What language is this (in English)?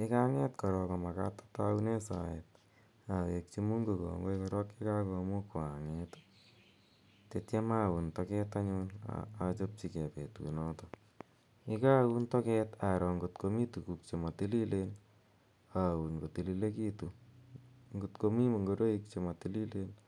Kalenjin